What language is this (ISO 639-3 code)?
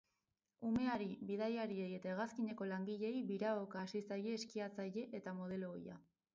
eus